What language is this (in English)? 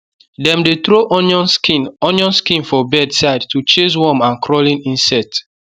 Nigerian Pidgin